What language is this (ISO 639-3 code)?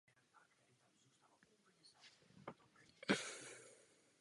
ces